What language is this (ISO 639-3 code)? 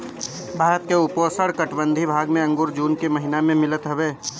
bho